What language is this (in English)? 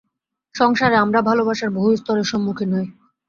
Bangla